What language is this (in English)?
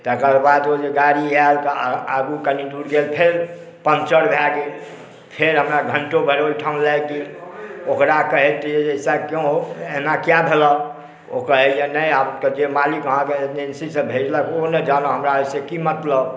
Maithili